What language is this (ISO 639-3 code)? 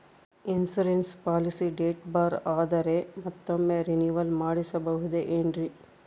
kan